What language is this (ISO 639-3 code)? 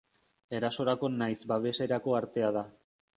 eus